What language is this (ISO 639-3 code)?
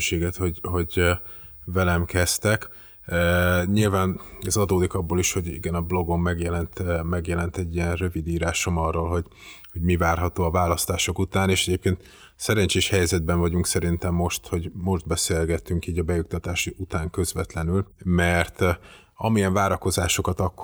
hun